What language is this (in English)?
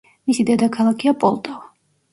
Georgian